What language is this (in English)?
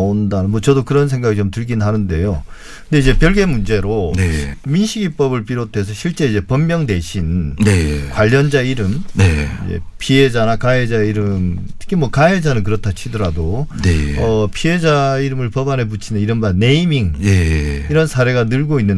Korean